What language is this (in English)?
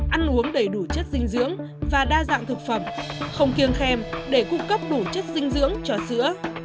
Vietnamese